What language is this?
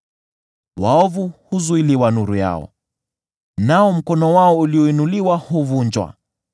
Swahili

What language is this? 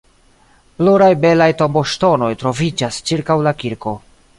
Esperanto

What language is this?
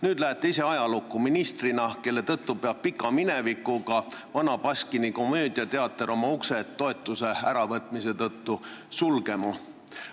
Estonian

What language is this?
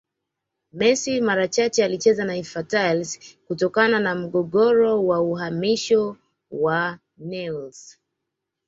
Swahili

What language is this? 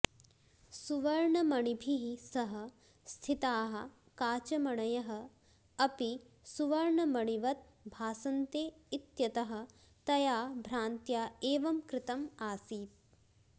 Sanskrit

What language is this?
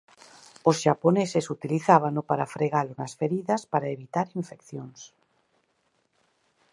Galician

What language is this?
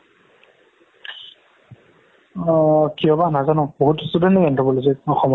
Assamese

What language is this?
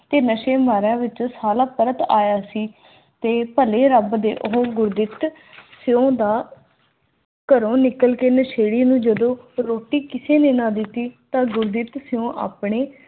Punjabi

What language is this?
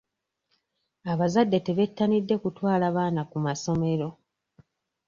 Ganda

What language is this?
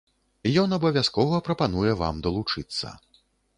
Belarusian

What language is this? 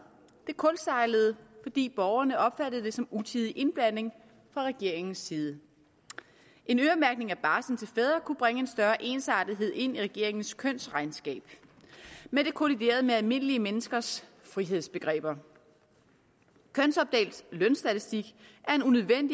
Danish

